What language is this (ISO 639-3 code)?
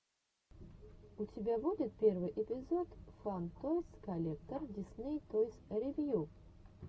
rus